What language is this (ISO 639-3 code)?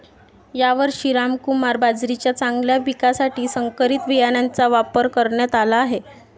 mar